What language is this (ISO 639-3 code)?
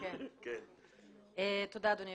heb